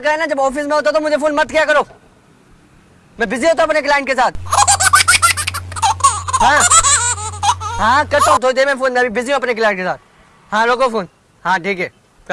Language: Urdu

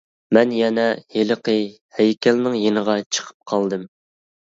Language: Uyghur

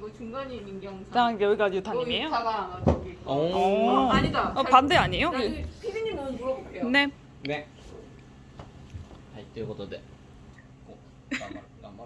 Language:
Korean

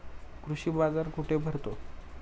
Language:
Marathi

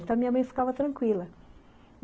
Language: Portuguese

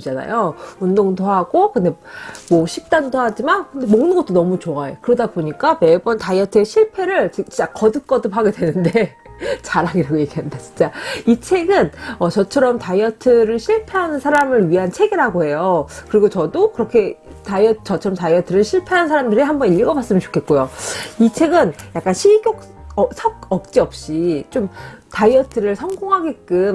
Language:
Korean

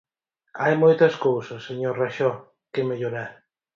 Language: Galician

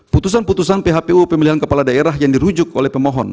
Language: Indonesian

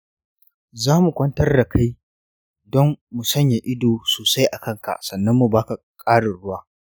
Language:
Hausa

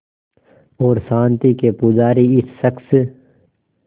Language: Hindi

